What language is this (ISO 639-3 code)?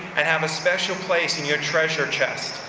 eng